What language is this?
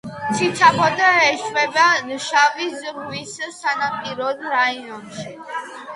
Georgian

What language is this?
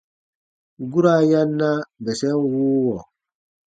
Baatonum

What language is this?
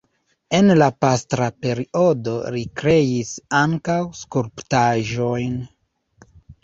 Esperanto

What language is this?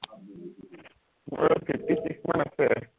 Assamese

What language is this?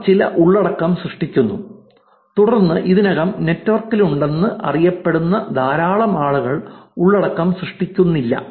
Malayalam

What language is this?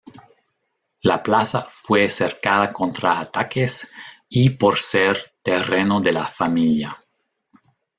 Spanish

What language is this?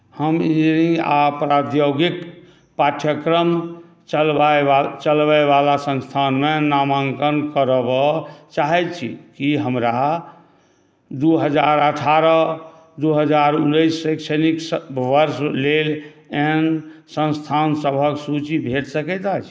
Maithili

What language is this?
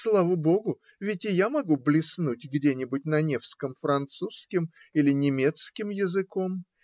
Russian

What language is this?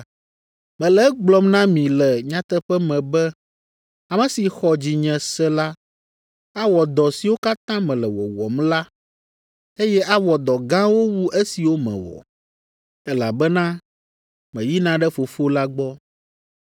Ewe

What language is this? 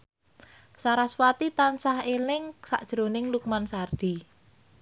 Javanese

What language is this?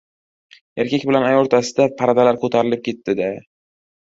Uzbek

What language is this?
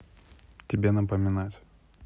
Russian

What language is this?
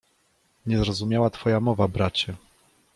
Polish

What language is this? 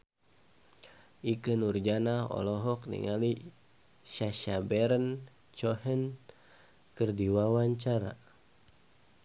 Sundanese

